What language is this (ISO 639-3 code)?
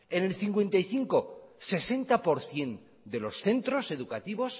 spa